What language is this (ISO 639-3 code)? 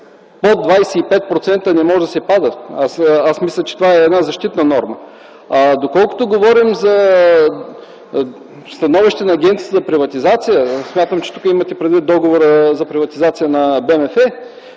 bul